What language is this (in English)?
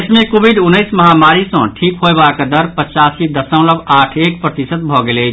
Maithili